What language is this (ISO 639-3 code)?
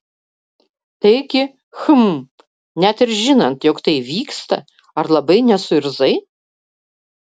lit